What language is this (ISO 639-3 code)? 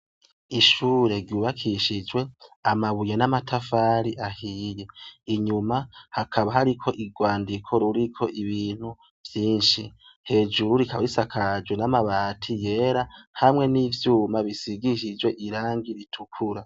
run